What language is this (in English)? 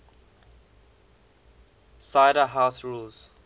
English